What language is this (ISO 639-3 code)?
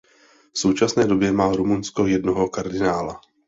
ces